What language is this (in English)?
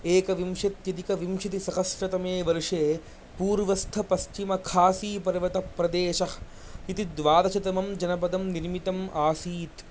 Sanskrit